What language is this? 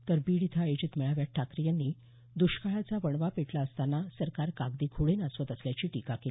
Marathi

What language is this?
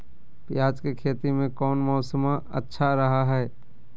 Magahi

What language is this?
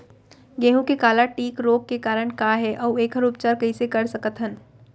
Chhattisgarhi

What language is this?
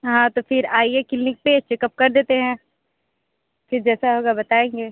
Hindi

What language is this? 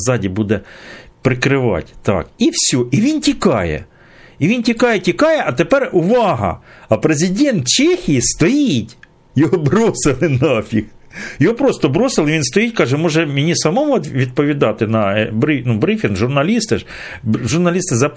Ukrainian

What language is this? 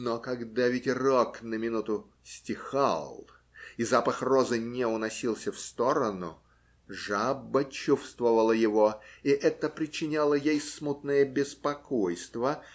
Russian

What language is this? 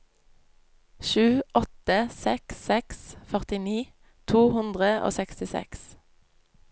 Norwegian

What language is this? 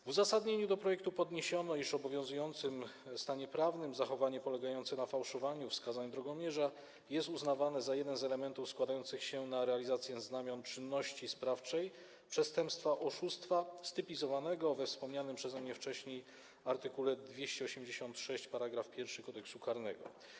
Polish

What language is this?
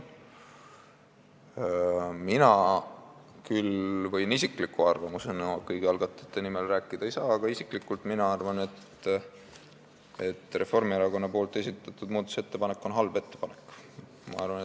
Estonian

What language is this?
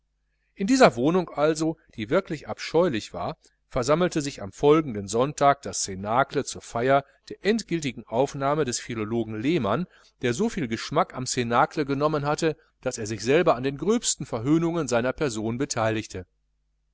German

